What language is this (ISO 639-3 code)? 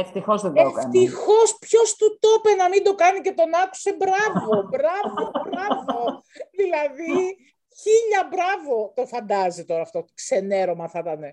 ell